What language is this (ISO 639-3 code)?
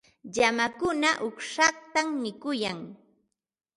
qva